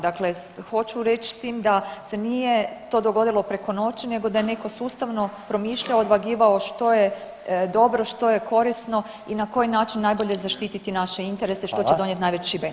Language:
Croatian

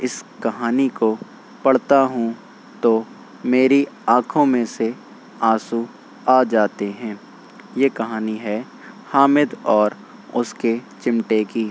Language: Urdu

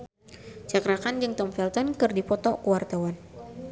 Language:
Sundanese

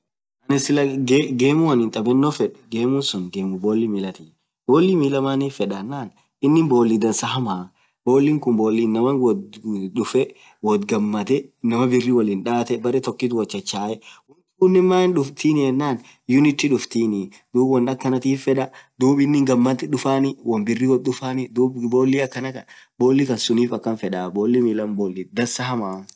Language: Orma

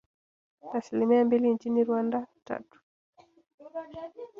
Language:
Swahili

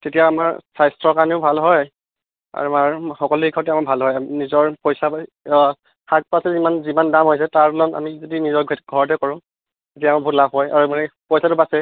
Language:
Assamese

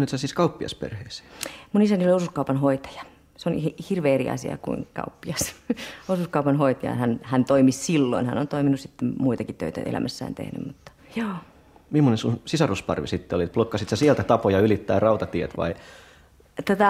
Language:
Finnish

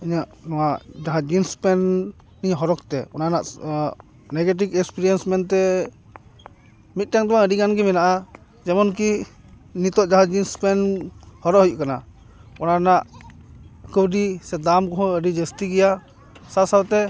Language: Santali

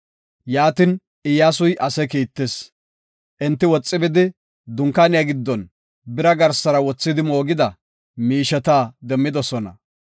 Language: Gofa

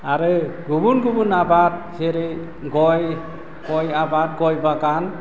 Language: Bodo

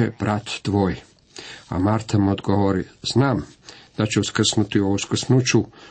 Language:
Croatian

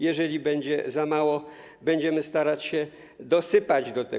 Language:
Polish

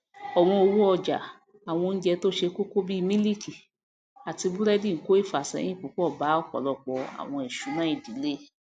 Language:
Yoruba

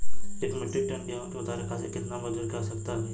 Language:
Bhojpuri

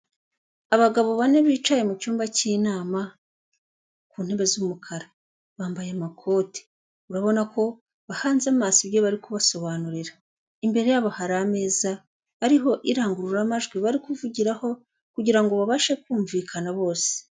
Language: Kinyarwanda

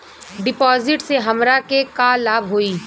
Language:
Bhojpuri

